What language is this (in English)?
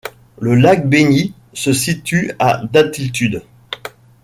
French